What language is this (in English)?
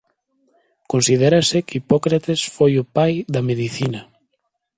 Galician